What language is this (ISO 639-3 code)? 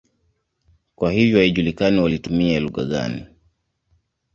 swa